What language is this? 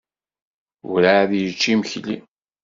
Kabyle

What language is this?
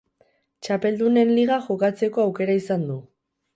Basque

